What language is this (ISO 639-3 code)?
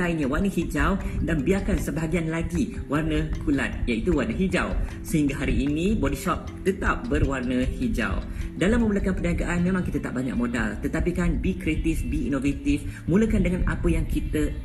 msa